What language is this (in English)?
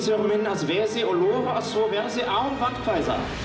Icelandic